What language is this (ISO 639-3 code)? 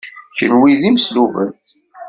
kab